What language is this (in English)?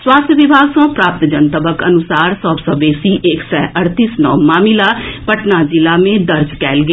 Maithili